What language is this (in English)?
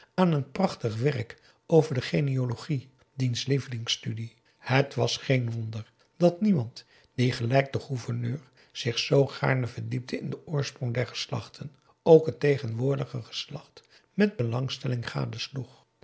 Dutch